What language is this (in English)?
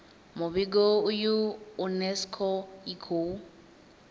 Venda